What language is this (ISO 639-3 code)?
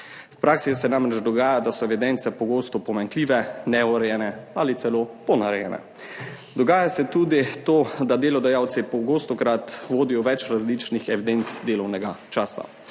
slv